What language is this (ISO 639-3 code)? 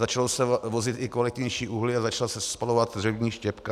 ces